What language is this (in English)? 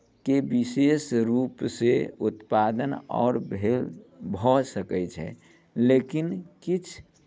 Maithili